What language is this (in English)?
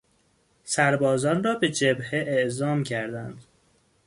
Persian